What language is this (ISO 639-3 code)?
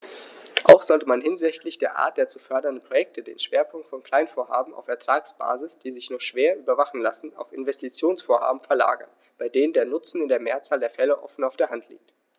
deu